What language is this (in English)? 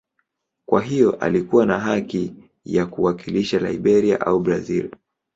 Swahili